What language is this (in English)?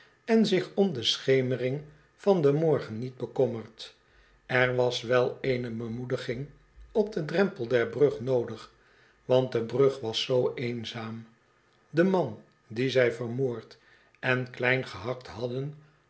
Dutch